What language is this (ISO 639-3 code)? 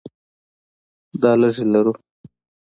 pus